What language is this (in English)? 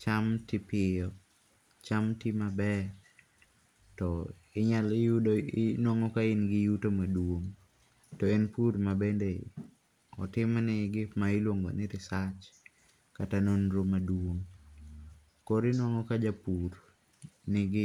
Luo (Kenya and Tanzania)